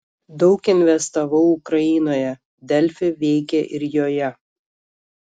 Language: Lithuanian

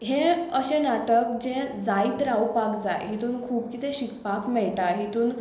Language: Konkani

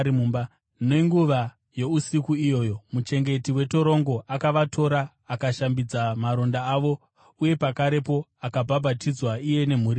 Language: Shona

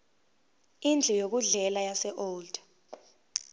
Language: Zulu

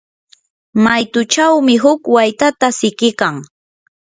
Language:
Yanahuanca Pasco Quechua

